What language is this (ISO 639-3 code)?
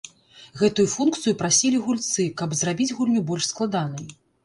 bel